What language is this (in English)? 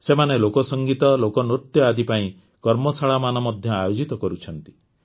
Odia